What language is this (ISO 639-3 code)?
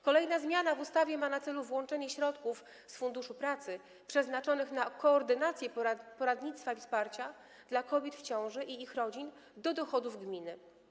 pol